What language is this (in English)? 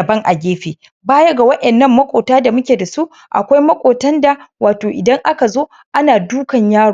Hausa